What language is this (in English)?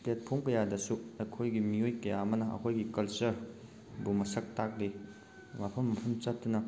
Manipuri